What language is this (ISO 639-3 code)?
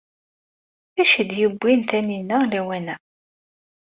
kab